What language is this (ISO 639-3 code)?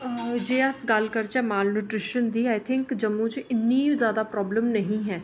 doi